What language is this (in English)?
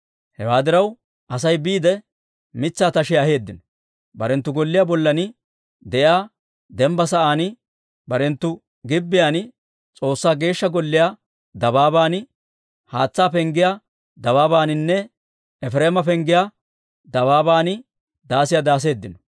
Dawro